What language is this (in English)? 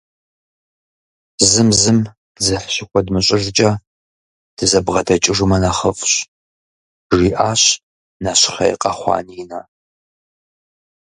Kabardian